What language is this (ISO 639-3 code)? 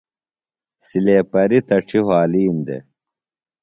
phl